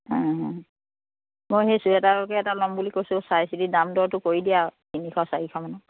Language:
Assamese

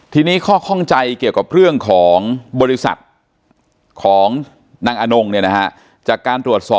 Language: Thai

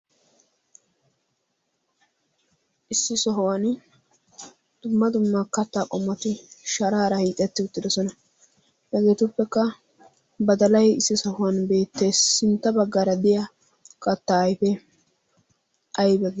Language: Wolaytta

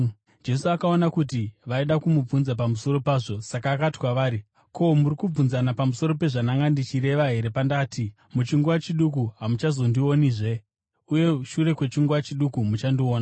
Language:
Shona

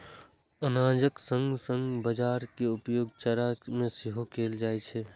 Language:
Maithili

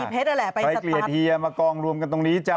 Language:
Thai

